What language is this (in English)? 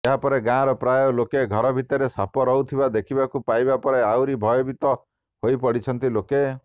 Odia